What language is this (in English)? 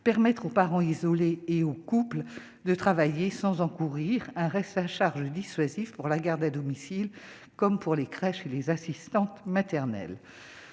French